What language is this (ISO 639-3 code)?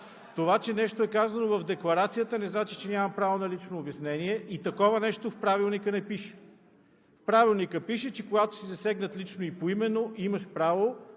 bul